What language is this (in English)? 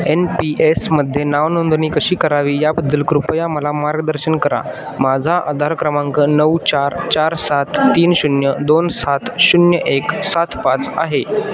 Marathi